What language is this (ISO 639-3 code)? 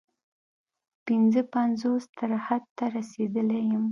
pus